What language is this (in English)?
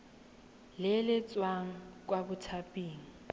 Tswana